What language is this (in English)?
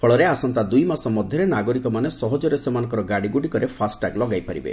Odia